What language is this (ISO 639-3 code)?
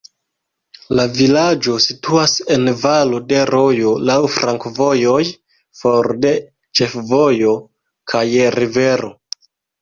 epo